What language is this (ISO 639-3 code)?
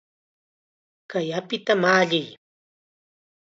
qxa